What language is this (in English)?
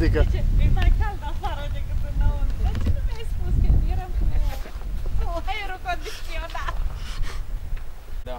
Romanian